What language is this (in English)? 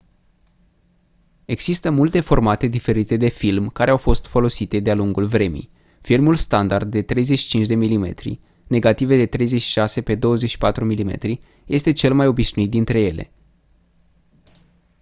Romanian